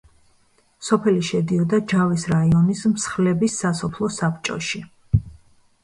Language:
Georgian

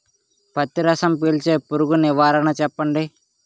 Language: Telugu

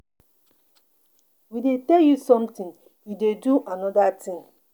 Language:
Nigerian Pidgin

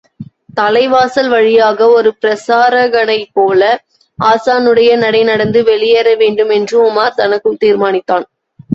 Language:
Tamil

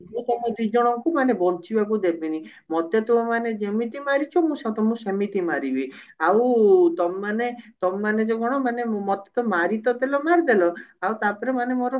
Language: Odia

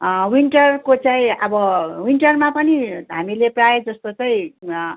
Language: Nepali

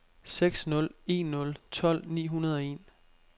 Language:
Danish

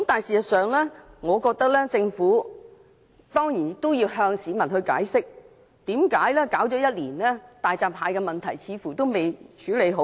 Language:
Cantonese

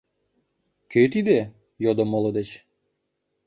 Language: Mari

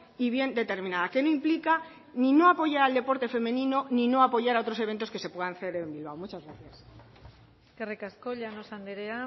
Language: Spanish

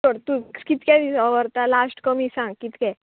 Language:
Konkani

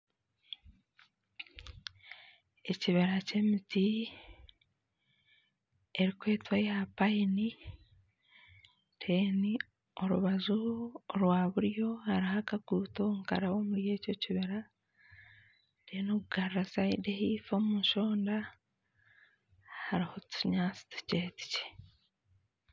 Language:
Nyankole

